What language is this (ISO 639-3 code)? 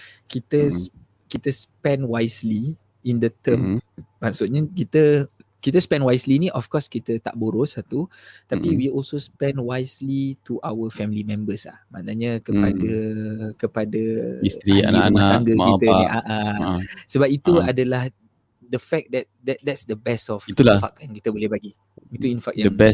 msa